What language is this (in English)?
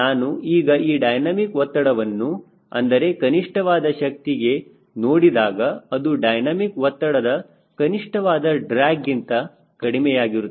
Kannada